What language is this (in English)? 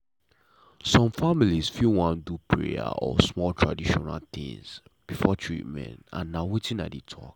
Nigerian Pidgin